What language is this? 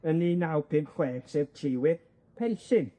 Welsh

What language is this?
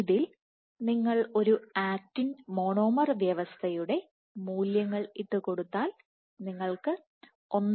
Malayalam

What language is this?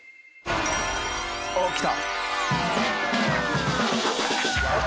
Japanese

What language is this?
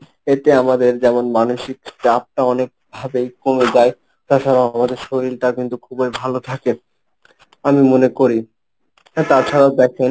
Bangla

